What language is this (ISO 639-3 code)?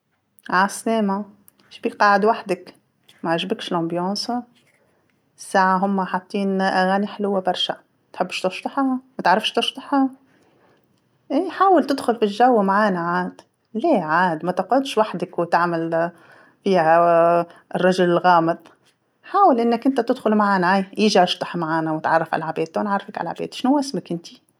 aeb